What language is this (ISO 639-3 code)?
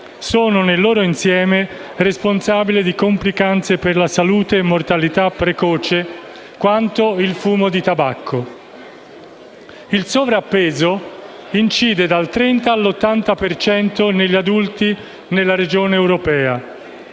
ita